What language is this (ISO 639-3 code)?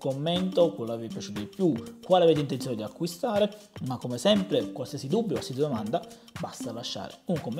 ita